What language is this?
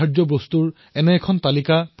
Assamese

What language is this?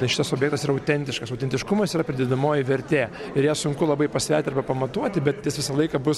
Lithuanian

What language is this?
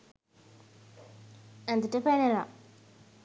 Sinhala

